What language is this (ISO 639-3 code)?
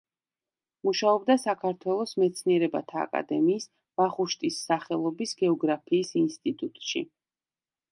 kat